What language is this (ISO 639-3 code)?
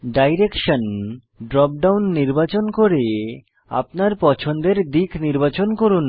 ben